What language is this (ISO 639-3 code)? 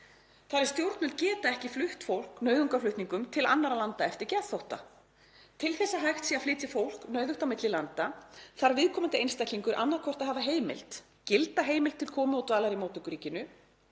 isl